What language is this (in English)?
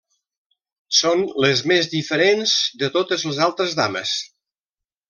Catalan